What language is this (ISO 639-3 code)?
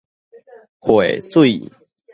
nan